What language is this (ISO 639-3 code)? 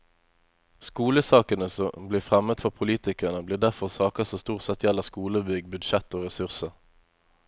nor